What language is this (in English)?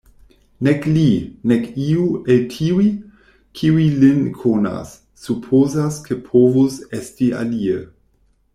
Esperanto